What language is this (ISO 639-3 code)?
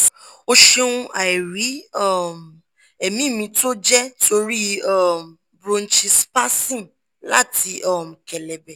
yor